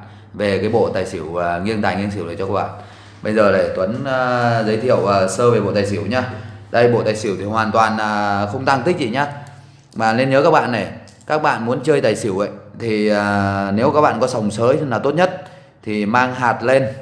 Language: Vietnamese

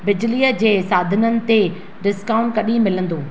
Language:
Sindhi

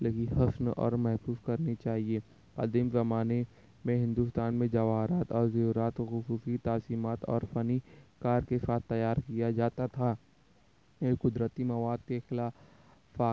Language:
Urdu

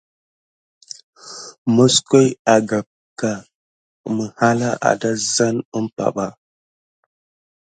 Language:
Gidar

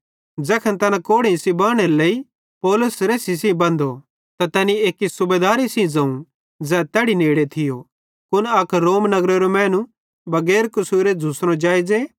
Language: Bhadrawahi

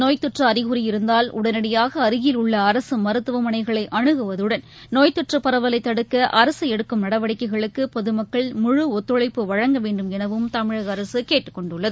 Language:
Tamil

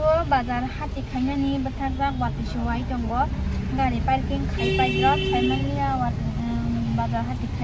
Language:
Thai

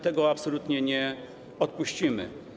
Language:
Polish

